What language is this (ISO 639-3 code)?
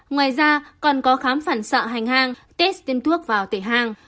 vie